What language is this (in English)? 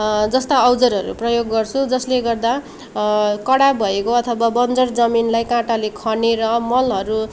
Nepali